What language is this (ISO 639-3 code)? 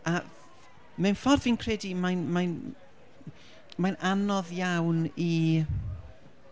cym